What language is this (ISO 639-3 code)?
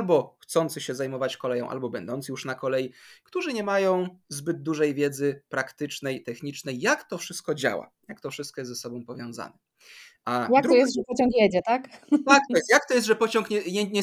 pol